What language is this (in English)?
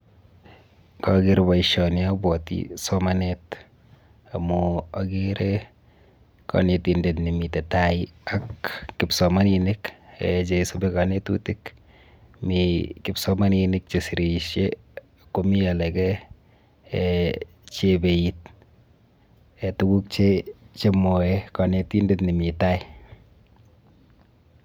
Kalenjin